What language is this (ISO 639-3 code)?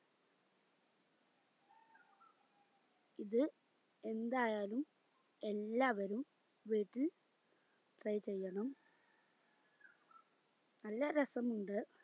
mal